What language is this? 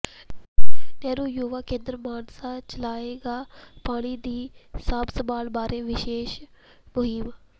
Punjabi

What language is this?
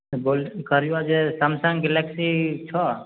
Maithili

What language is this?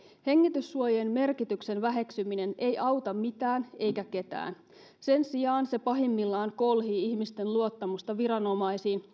Finnish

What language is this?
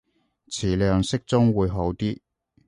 Cantonese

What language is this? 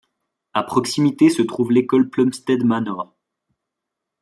French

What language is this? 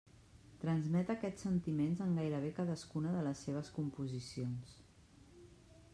Catalan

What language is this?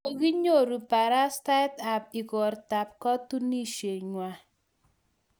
Kalenjin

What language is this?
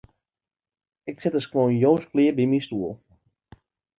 Western Frisian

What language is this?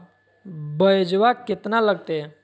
Magahi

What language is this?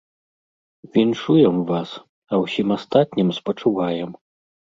Belarusian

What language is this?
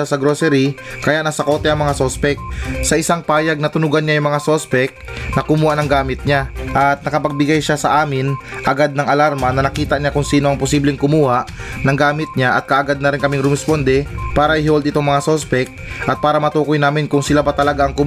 Filipino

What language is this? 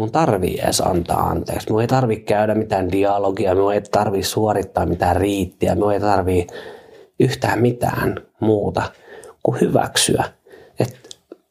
Finnish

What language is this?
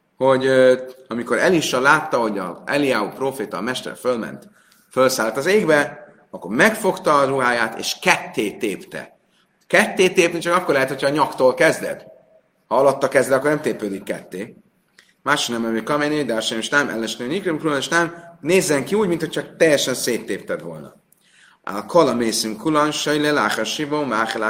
Hungarian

